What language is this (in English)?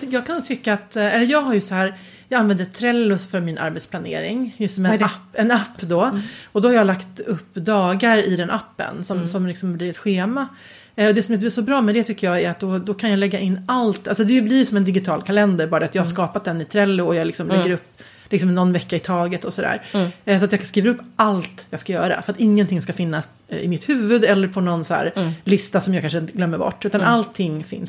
Swedish